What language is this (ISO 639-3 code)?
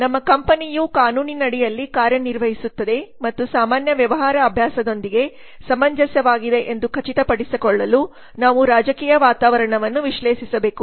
kan